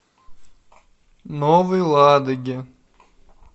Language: Russian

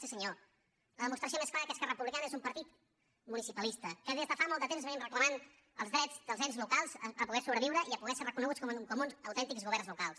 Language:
Catalan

